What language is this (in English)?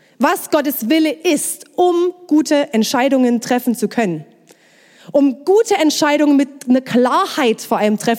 German